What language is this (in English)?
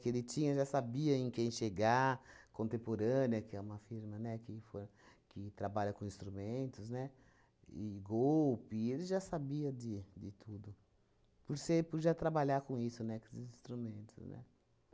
Portuguese